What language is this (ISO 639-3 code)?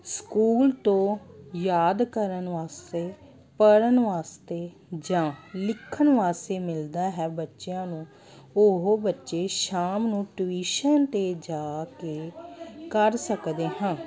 pan